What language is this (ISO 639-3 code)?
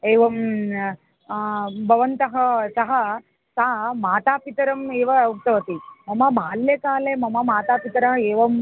san